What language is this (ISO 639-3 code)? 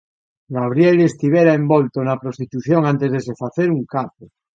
glg